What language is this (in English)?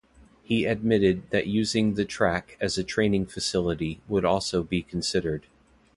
English